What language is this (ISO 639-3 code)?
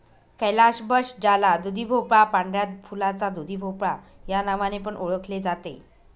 mar